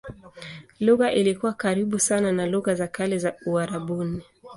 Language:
Swahili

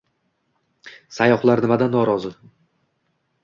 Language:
Uzbek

